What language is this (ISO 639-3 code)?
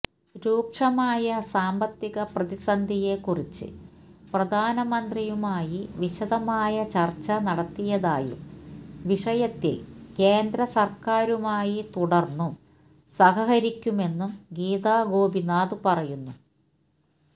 mal